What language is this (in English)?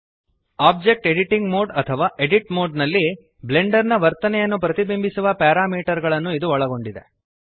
Kannada